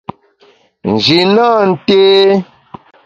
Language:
Bamun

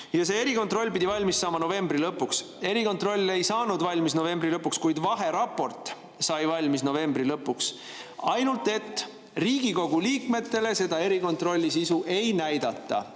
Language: Estonian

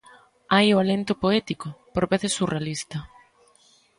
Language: Galician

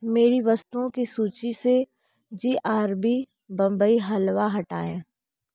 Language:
Hindi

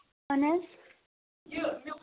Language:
Kashmiri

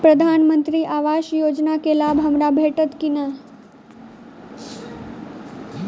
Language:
Maithili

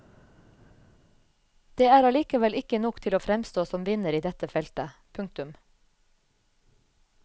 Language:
Norwegian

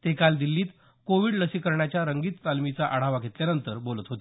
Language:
Marathi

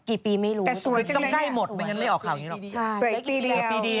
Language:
Thai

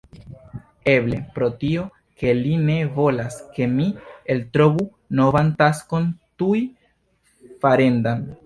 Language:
Esperanto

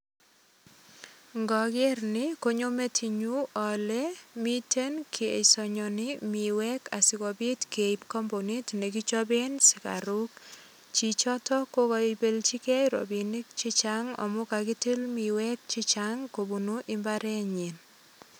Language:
Kalenjin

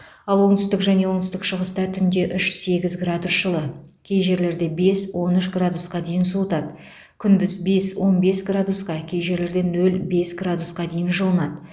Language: Kazakh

